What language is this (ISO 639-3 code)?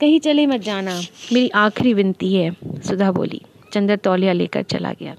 hin